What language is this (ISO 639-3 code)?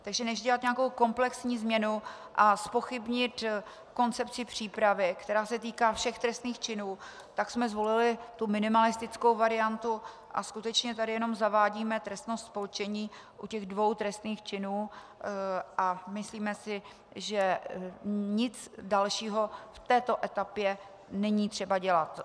ces